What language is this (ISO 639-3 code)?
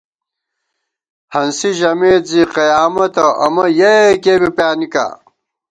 gwt